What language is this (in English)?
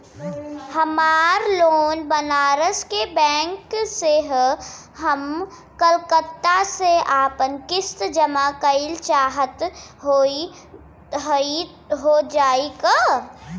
Bhojpuri